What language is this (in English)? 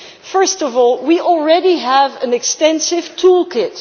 English